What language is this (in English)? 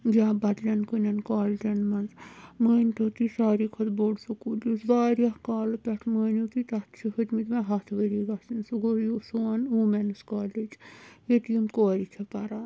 Kashmiri